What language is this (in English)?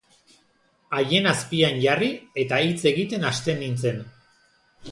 Basque